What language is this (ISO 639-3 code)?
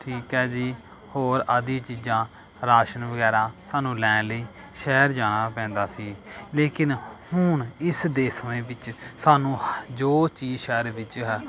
pan